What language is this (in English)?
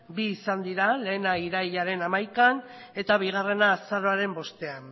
Basque